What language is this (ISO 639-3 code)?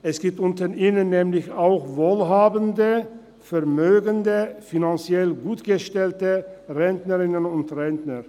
gsw